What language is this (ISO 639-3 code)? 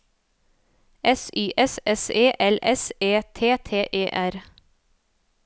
nor